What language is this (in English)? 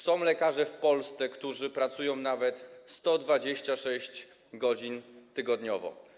Polish